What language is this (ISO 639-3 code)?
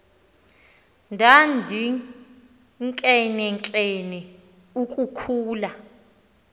xho